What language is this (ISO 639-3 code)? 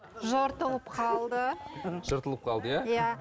kaz